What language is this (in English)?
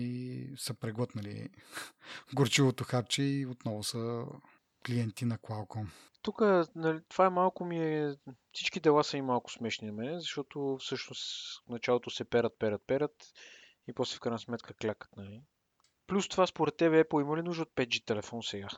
Bulgarian